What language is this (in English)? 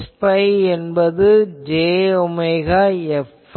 Tamil